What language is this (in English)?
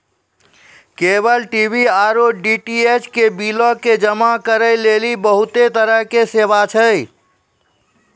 Maithili